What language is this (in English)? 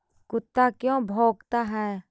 Magahi